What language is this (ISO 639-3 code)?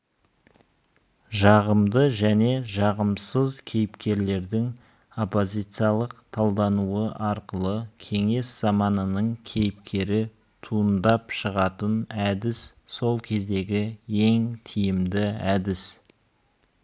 kaz